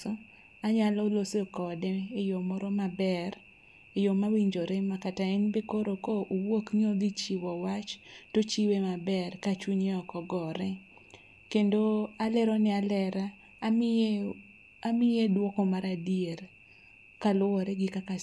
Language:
Luo (Kenya and Tanzania)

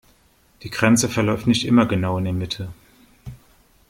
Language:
German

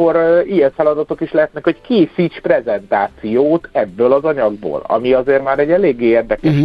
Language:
Hungarian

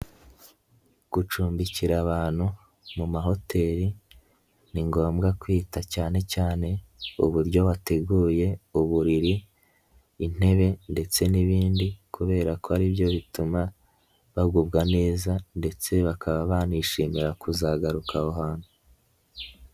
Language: Kinyarwanda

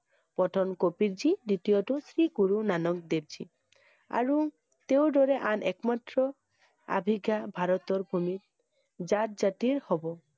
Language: Assamese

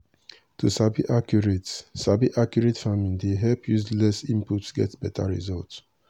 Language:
Nigerian Pidgin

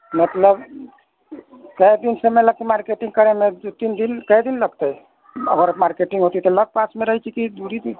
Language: Maithili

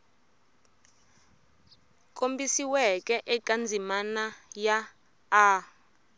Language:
Tsonga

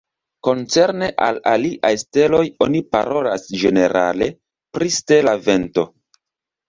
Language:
Esperanto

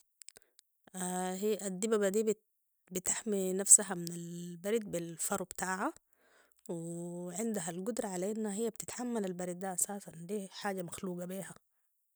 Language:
Sudanese Arabic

